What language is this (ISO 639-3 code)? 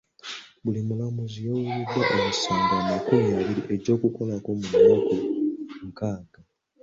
lug